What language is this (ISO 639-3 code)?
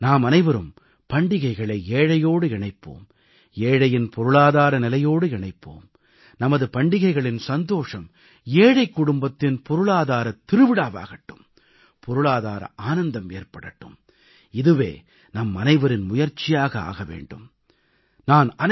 tam